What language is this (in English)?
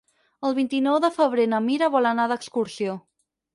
Catalan